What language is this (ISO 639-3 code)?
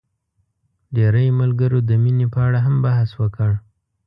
pus